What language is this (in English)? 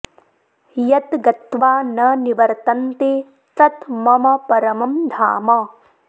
Sanskrit